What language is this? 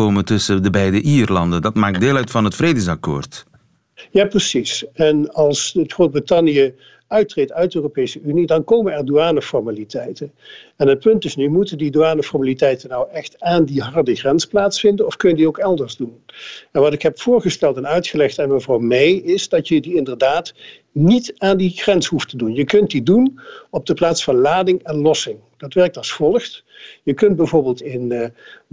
Dutch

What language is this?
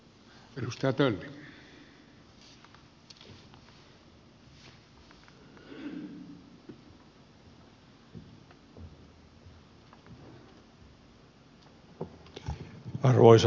Finnish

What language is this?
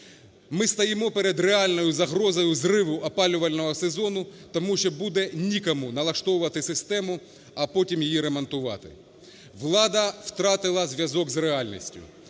Ukrainian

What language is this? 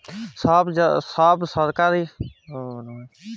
Bangla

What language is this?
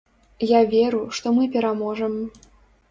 Belarusian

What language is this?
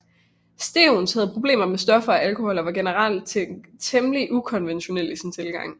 Danish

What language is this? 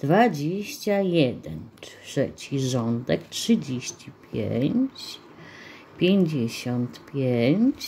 Polish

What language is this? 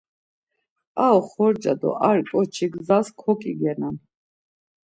Laz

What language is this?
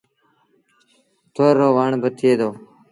Sindhi Bhil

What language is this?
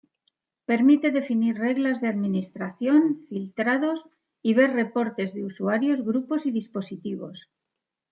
Spanish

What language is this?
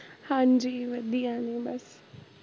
Punjabi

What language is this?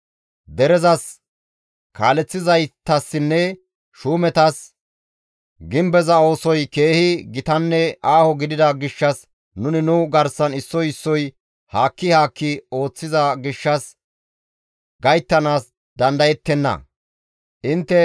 Gamo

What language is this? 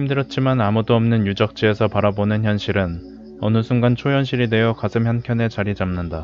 Korean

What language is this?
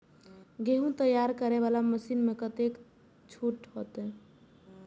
Maithili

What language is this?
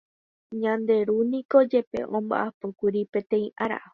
Guarani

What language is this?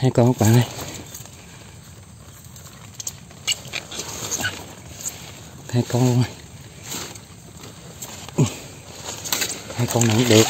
Vietnamese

